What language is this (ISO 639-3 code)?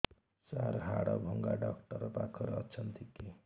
ori